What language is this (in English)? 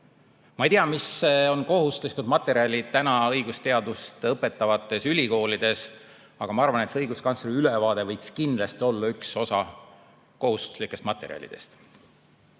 Estonian